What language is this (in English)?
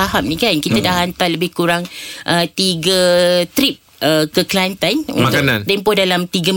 Malay